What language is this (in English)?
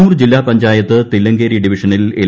Malayalam